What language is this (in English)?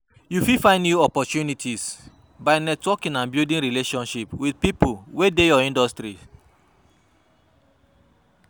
Nigerian Pidgin